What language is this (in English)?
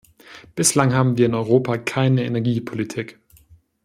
German